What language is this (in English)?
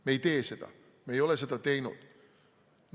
Estonian